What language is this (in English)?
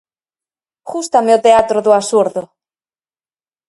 Galician